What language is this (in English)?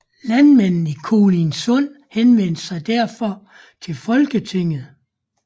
Danish